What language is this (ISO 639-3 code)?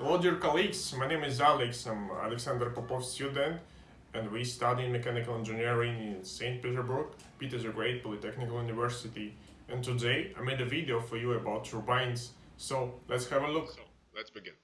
eng